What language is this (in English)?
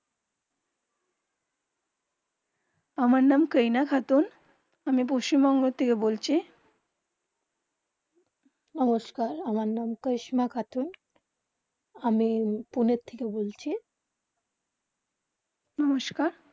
Bangla